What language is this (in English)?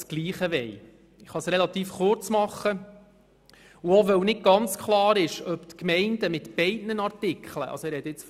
Swiss German